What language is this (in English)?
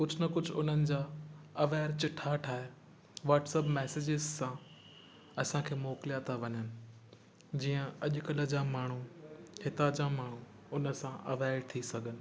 Sindhi